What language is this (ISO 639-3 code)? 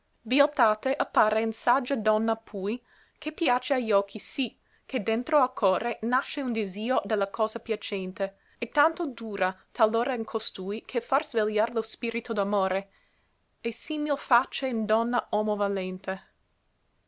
ita